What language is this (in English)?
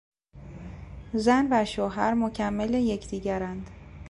Persian